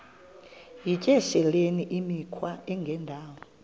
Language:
Xhosa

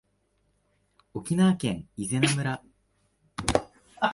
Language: Japanese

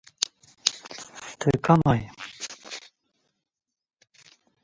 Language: Zaza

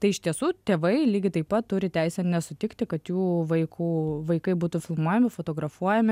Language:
Lithuanian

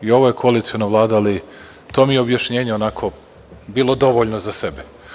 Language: Serbian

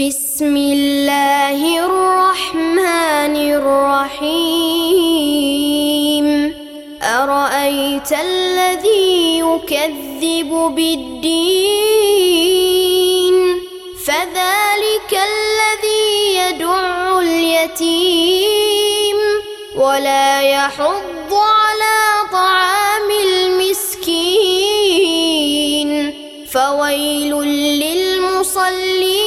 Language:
Arabic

